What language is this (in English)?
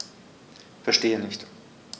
German